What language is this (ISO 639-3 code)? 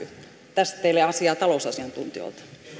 fin